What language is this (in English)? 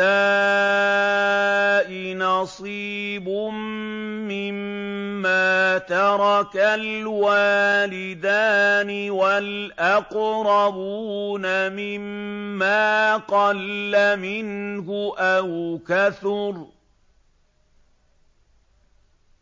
Arabic